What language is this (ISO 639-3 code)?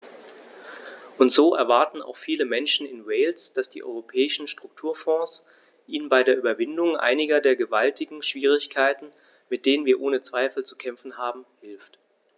deu